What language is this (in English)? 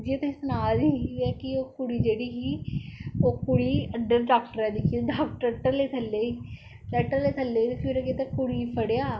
Dogri